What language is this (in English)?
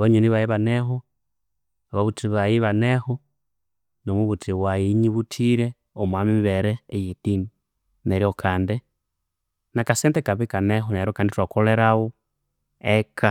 Konzo